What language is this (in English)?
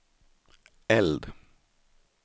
Swedish